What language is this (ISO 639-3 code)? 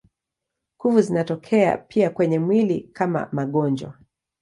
swa